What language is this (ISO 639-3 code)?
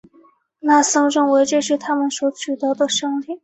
zho